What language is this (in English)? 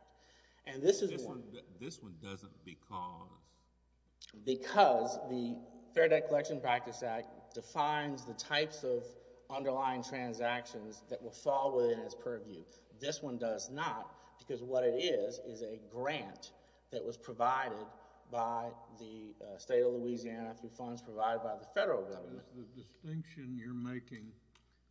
English